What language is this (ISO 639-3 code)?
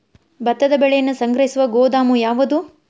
kan